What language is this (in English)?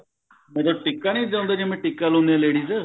Punjabi